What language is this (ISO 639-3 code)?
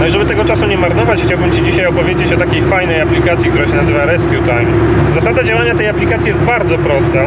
pol